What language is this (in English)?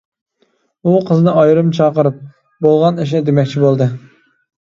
Uyghur